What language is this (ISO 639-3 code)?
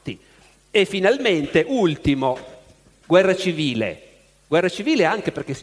ita